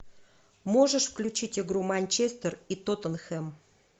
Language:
Russian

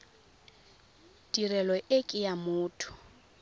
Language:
Tswana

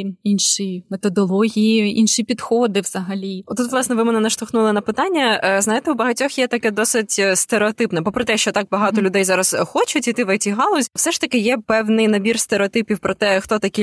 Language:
Ukrainian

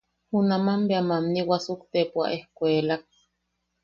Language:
Yaqui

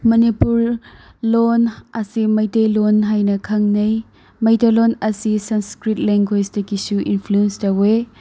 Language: Manipuri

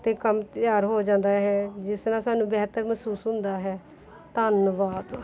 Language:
Punjabi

